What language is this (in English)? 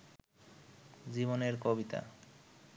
Bangla